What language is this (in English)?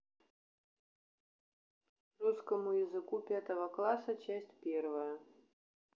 Russian